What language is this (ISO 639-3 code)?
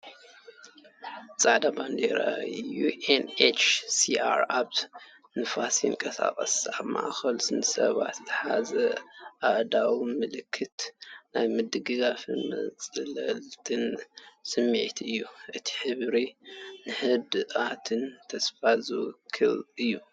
tir